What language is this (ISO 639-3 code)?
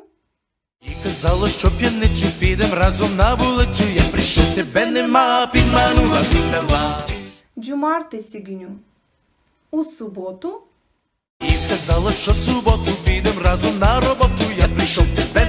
tur